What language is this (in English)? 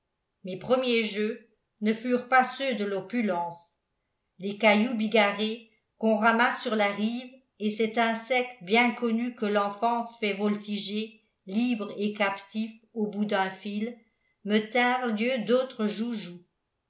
French